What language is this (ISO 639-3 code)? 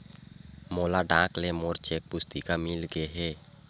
hne